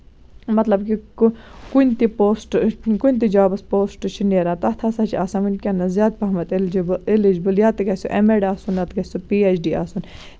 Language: Kashmiri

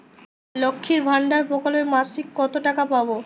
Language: Bangla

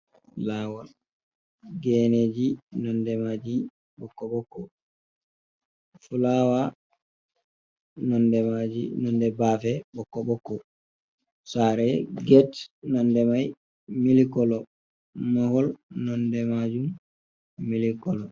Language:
Fula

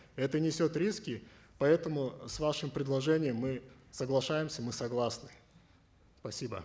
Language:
Kazakh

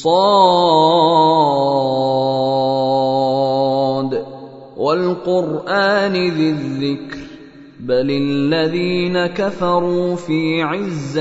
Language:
Arabic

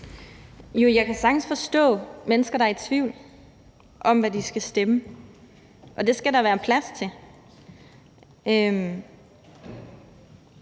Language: Danish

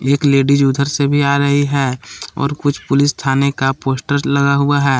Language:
Hindi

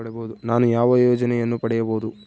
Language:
Kannada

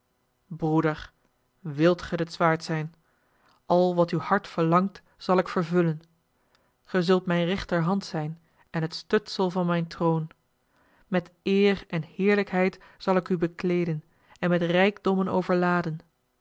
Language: Dutch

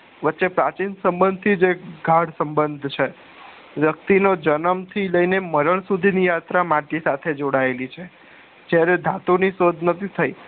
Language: Gujarati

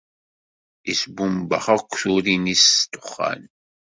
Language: Kabyle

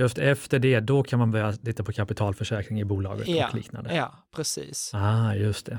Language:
Swedish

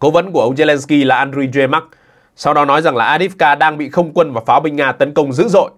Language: Vietnamese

